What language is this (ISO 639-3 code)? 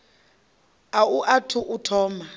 ven